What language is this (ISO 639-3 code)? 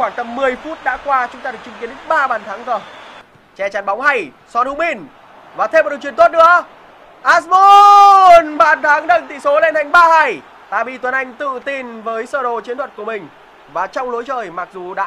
vie